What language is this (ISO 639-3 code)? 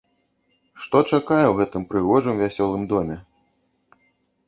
bel